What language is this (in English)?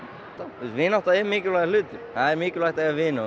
Icelandic